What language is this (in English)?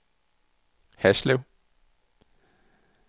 Danish